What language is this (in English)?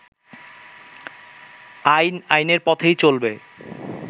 Bangla